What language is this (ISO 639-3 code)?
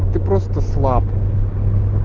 rus